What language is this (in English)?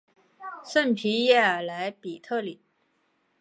Chinese